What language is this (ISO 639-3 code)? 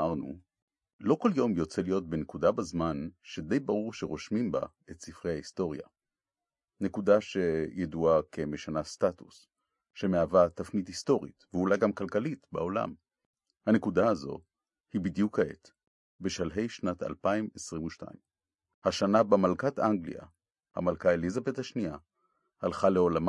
heb